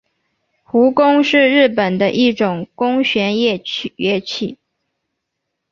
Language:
Chinese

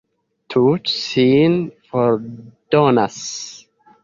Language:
Esperanto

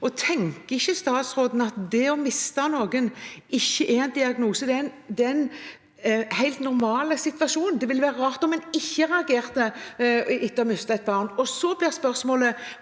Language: Norwegian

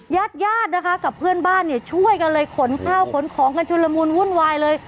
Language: Thai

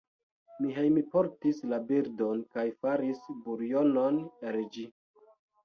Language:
Esperanto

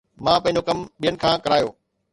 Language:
Sindhi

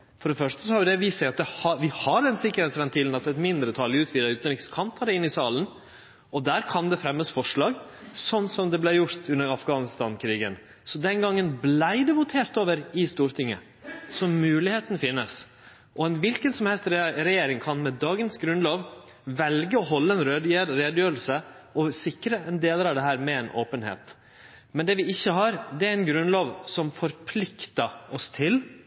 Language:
Norwegian Nynorsk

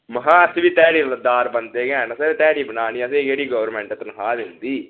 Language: Dogri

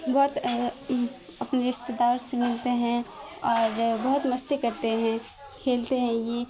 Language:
Urdu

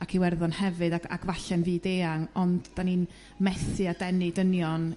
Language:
Welsh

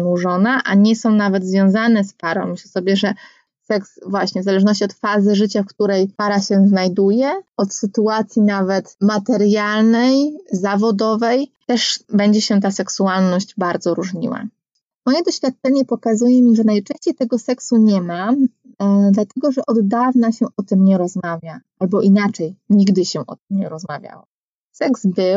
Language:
Polish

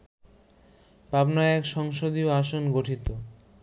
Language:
Bangla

